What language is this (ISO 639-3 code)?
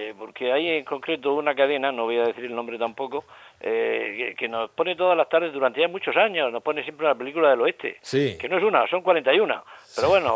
spa